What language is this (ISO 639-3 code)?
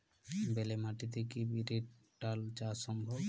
ben